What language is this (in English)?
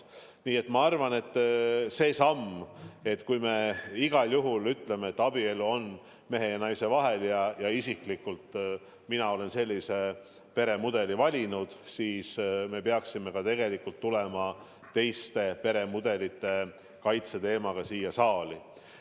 Estonian